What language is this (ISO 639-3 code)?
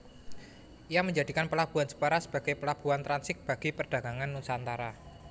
jav